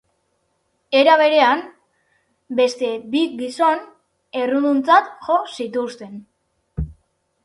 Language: Basque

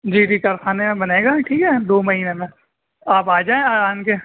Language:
Urdu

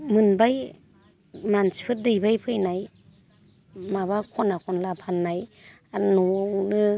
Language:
Bodo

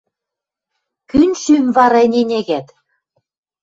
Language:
Western Mari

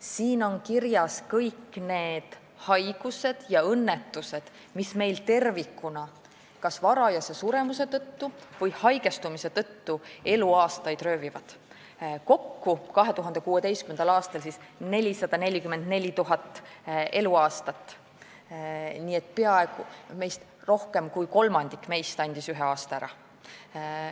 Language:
Estonian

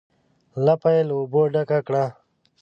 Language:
Pashto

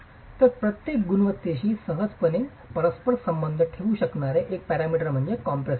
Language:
Marathi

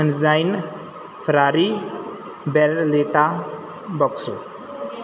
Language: Punjabi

